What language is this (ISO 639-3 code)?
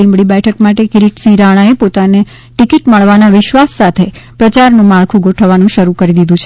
guj